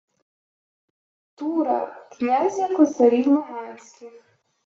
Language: Ukrainian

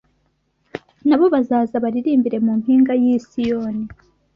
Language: Kinyarwanda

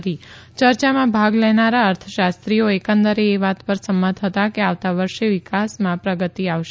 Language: Gujarati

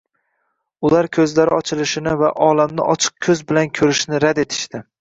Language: Uzbek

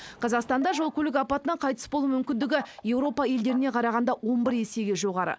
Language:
Kazakh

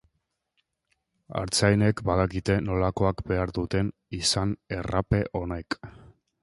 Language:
Basque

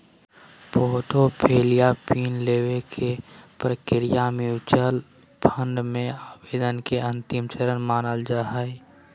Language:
Magahi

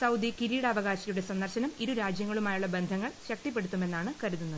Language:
Malayalam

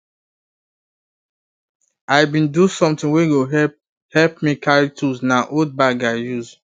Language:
Nigerian Pidgin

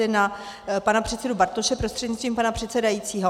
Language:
Czech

